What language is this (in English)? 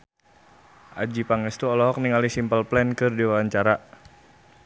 Sundanese